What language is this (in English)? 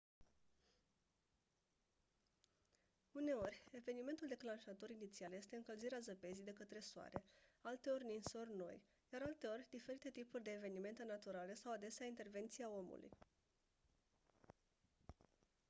Romanian